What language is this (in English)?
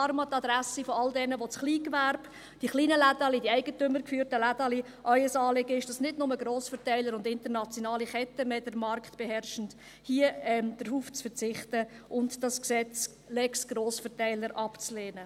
Swiss German